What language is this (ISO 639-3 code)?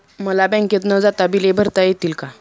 mar